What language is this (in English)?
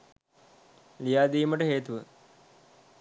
Sinhala